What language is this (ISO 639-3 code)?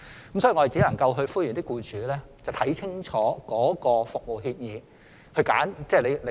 yue